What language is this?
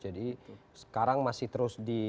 Indonesian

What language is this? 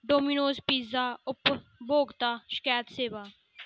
Dogri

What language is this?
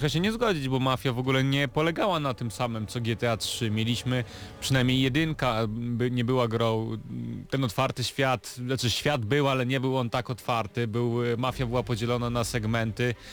Polish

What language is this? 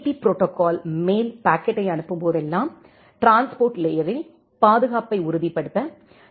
Tamil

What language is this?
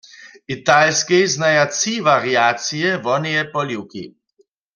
Upper Sorbian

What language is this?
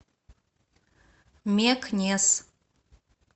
Russian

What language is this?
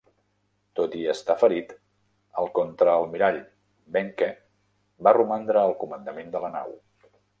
Catalan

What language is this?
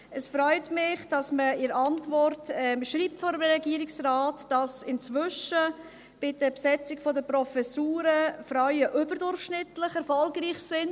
Swiss German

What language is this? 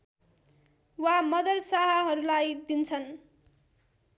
Nepali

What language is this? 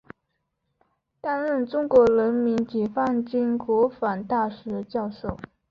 Chinese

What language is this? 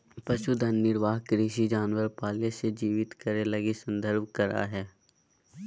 Magahi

